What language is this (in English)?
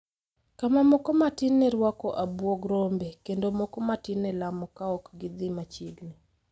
Luo (Kenya and Tanzania)